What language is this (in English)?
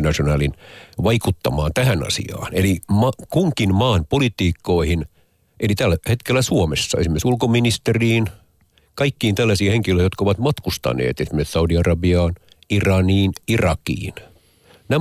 Finnish